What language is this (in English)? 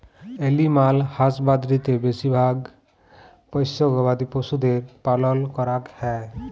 Bangla